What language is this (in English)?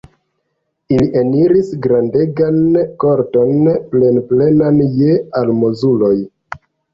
Esperanto